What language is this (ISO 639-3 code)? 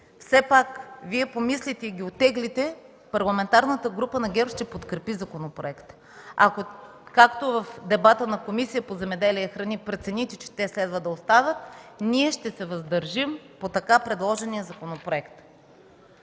bul